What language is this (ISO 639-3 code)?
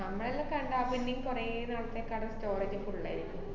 mal